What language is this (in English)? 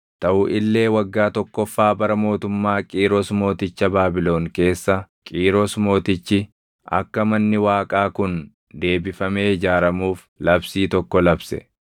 Oromo